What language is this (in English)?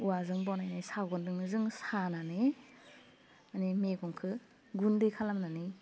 Bodo